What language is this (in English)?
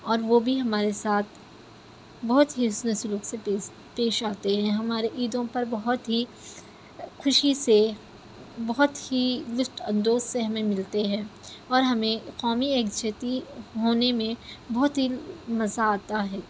Urdu